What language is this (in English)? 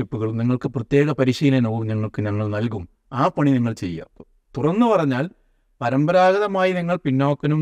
Malayalam